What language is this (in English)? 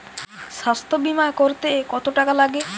Bangla